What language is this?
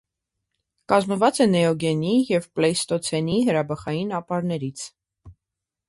Armenian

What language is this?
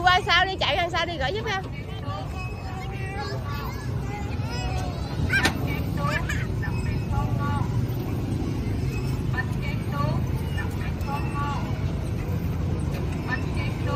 Vietnamese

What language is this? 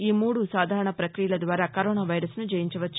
Telugu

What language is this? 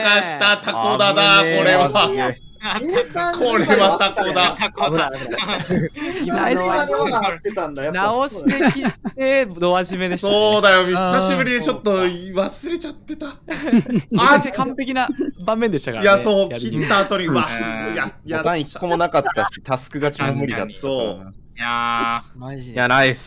Japanese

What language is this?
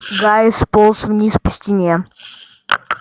Russian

